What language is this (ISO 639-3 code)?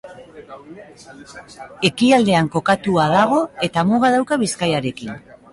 eus